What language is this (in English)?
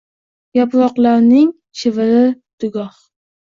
Uzbek